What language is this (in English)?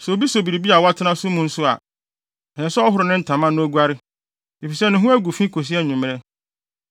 Akan